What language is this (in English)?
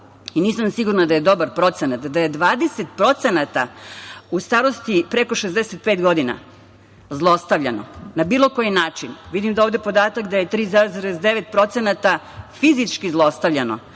Serbian